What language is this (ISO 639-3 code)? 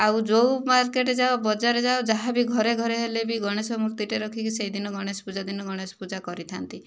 ori